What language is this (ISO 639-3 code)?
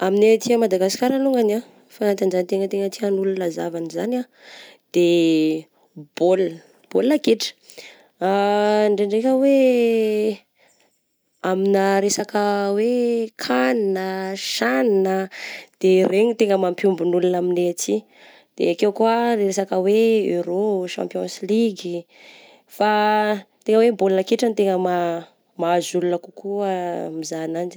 bzc